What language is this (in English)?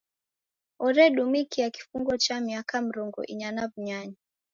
Taita